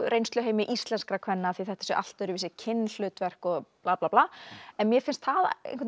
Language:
Icelandic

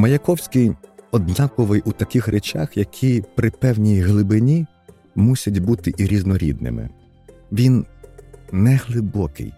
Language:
Ukrainian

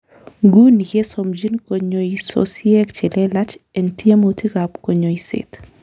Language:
Kalenjin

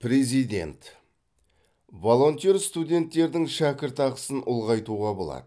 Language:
Kazakh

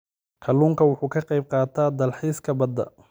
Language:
Somali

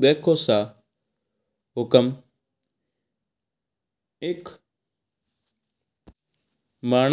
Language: Mewari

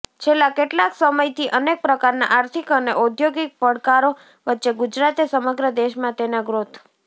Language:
Gujarati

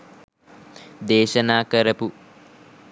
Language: Sinhala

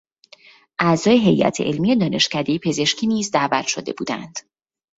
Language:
Persian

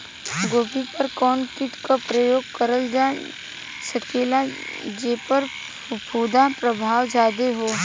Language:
Bhojpuri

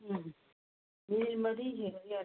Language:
Manipuri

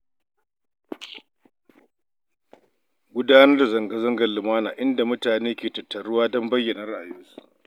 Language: Hausa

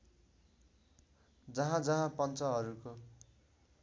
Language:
Nepali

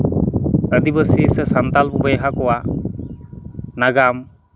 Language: Santali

